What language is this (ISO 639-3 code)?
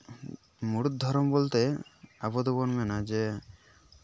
sat